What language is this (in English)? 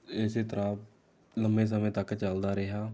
Punjabi